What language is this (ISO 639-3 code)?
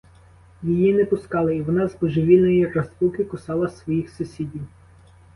ukr